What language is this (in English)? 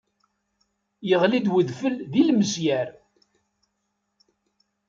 Kabyle